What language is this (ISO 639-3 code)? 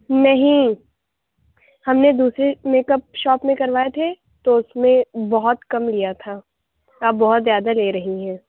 urd